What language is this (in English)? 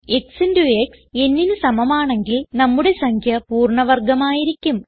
Malayalam